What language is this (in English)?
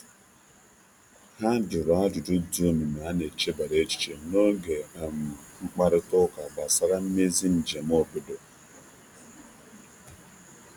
Igbo